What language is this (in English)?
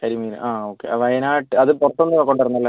Malayalam